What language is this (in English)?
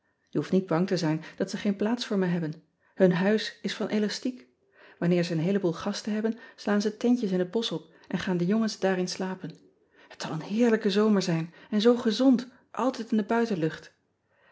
Dutch